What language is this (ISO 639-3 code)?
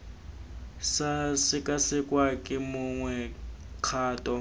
tsn